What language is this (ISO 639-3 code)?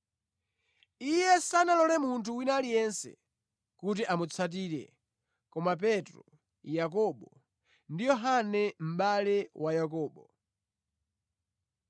nya